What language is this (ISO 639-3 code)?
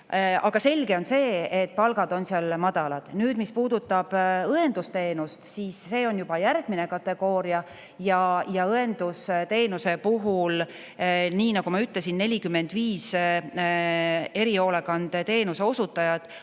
est